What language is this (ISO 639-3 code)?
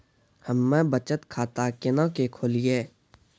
mai